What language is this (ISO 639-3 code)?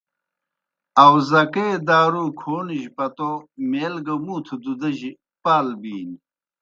plk